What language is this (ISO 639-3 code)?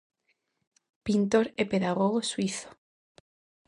glg